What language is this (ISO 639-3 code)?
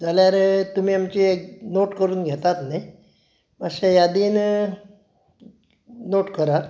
kok